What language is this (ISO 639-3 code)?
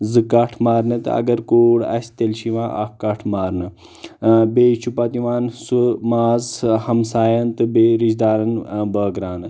kas